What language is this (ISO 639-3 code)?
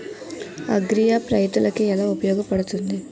tel